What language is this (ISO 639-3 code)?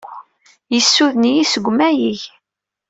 kab